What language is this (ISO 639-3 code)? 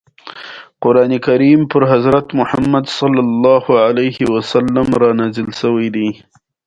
pus